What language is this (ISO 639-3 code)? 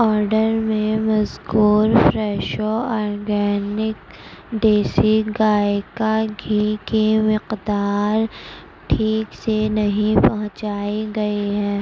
urd